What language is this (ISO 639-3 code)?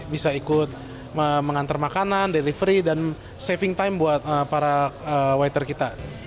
ind